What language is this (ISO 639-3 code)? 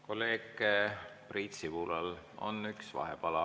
est